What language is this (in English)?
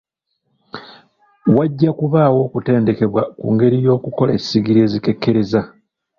Ganda